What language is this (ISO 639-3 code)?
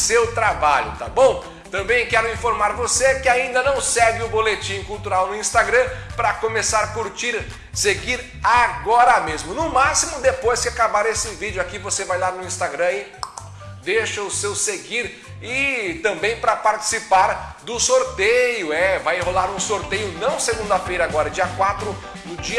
por